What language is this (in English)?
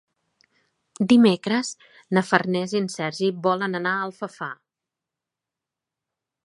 Catalan